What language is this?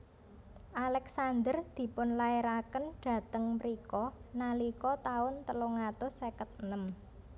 Javanese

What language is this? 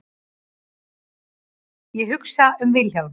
Icelandic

